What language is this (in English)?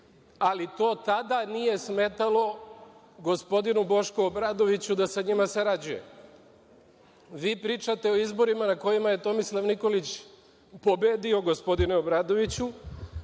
Serbian